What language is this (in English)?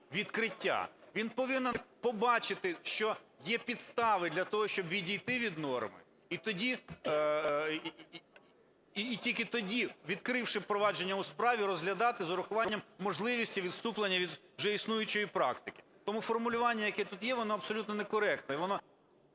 Ukrainian